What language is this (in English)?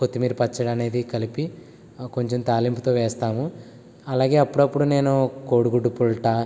Telugu